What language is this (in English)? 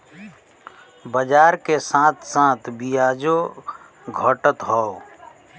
Bhojpuri